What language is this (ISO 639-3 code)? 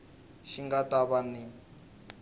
tso